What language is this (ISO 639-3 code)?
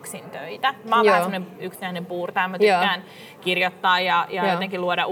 fin